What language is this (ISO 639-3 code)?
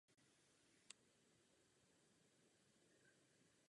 ces